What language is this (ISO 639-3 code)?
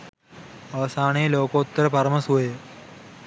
sin